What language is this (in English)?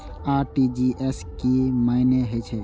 Maithili